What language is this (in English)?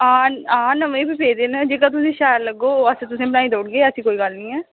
Dogri